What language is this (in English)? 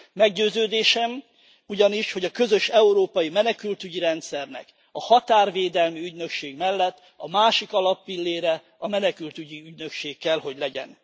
Hungarian